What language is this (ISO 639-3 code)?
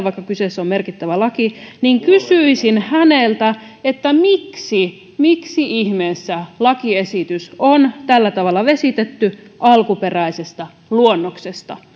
fin